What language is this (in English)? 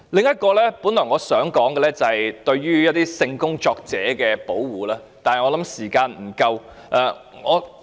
Cantonese